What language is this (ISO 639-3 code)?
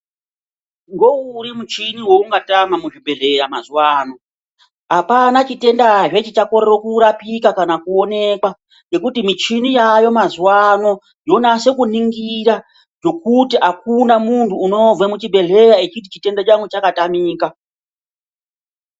ndc